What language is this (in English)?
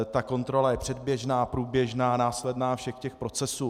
Czech